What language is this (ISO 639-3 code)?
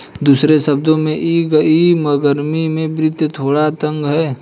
hin